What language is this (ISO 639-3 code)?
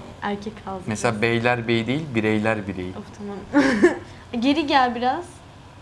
tur